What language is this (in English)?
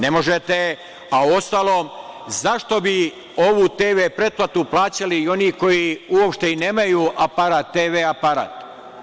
Serbian